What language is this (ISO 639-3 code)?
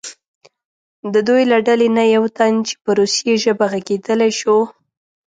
pus